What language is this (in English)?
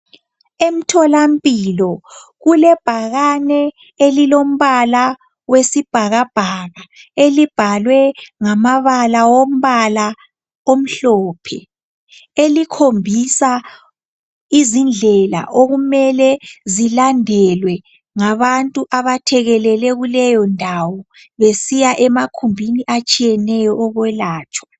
North Ndebele